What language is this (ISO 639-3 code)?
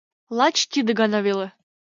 chm